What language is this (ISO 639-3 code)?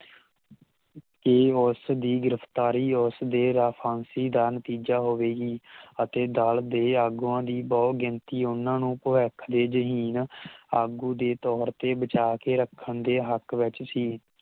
pan